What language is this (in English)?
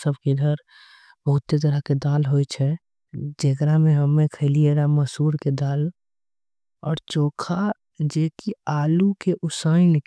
Angika